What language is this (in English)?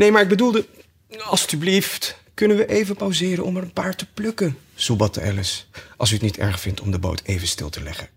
Dutch